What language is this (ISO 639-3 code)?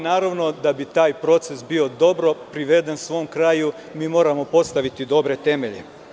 srp